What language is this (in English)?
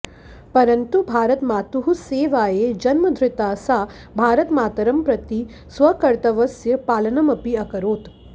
Sanskrit